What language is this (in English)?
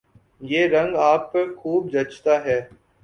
Urdu